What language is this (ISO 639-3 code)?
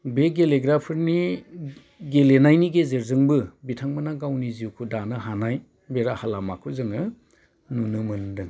brx